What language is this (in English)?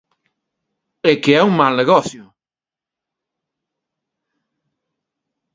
Galician